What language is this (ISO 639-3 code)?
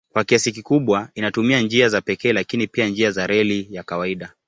swa